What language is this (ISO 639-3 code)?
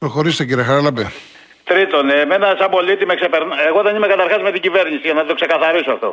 ell